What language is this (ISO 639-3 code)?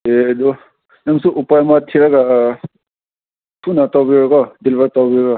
mni